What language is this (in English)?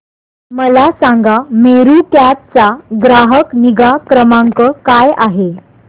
Marathi